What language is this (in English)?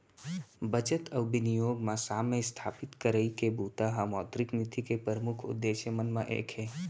Chhattisgarhi